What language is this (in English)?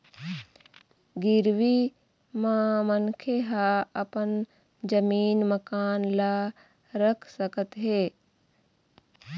Chhattisgarhi